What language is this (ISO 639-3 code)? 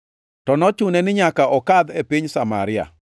luo